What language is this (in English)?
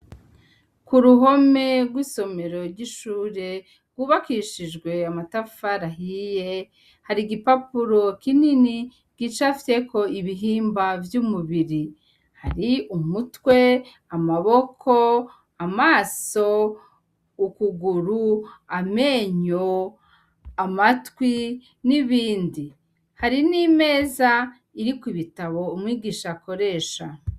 Rundi